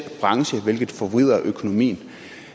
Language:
Danish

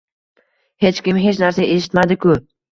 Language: Uzbek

